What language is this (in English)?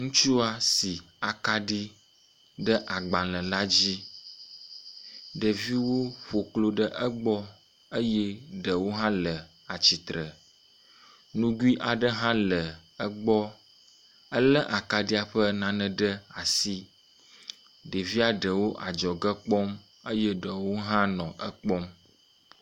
Ewe